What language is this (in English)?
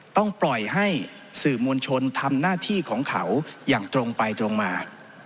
Thai